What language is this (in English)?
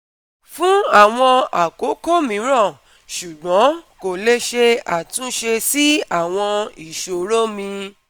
Yoruba